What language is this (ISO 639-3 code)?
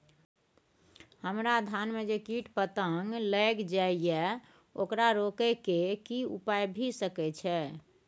mai